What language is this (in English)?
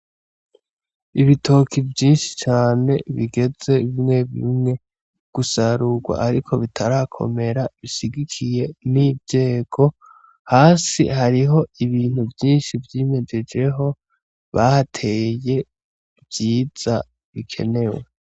Rundi